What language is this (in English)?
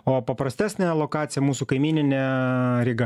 Lithuanian